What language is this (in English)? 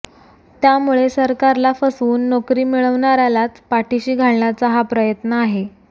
Marathi